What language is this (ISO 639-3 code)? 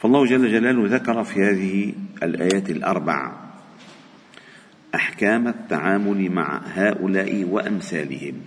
ara